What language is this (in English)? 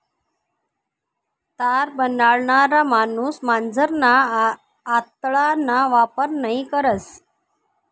Marathi